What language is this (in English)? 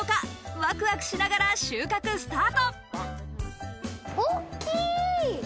Japanese